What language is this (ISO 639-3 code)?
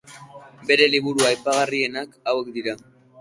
eus